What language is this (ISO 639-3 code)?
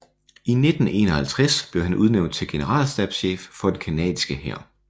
dan